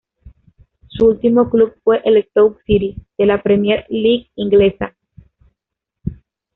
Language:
Spanish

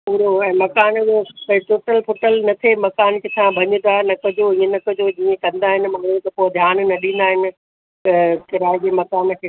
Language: Sindhi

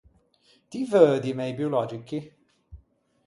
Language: Ligurian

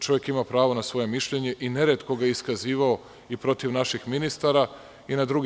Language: Serbian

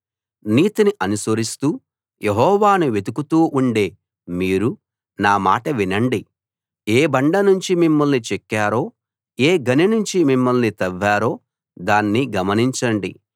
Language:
Telugu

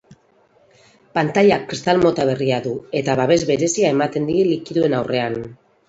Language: Basque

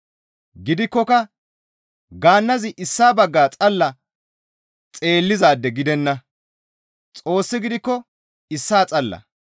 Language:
Gamo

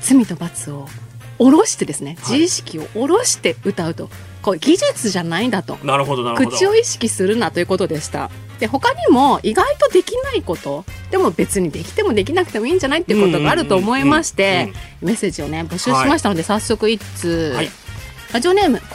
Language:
Japanese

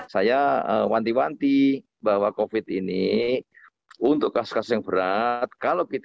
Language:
Indonesian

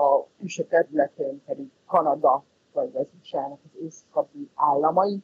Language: Hungarian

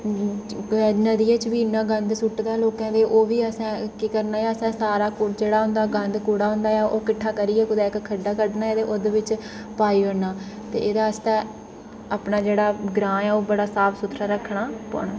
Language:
Dogri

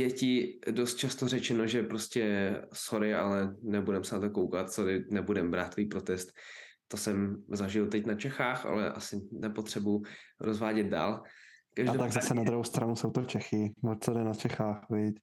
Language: Czech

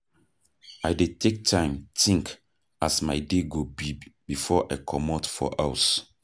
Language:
Nigerian Pidgin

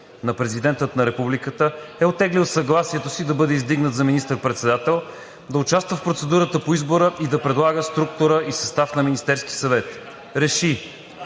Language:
Bulgarian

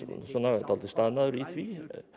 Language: Icelandic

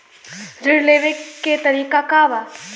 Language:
Bhojpuri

